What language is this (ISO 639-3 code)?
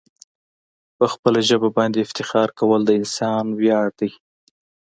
pus